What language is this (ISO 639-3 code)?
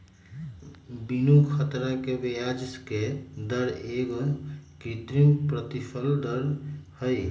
mag